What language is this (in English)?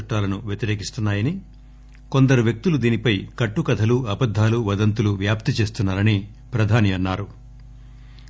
Telugu